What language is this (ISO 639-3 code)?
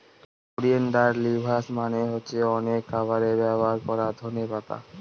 ben